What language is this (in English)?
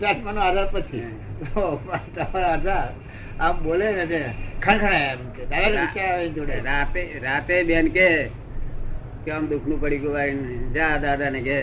Gujarati